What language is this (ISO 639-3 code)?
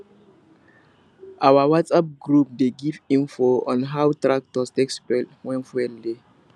pcm